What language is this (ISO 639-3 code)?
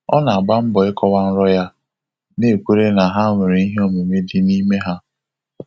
ibo